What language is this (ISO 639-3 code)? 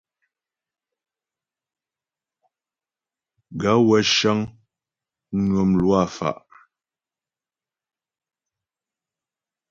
bbj